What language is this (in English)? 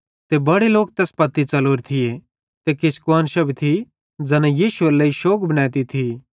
Bhadrawahi